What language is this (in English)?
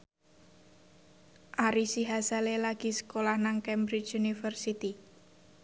Javanese